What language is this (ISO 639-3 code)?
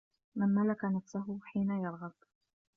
ara